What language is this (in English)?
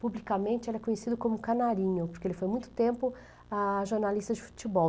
Portuguese